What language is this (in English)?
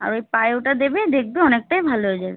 Bangla